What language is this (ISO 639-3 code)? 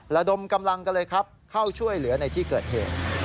tha